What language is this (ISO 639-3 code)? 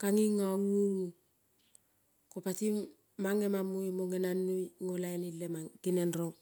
kol